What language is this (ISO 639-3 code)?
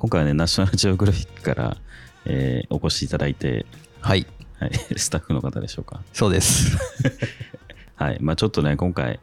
jpn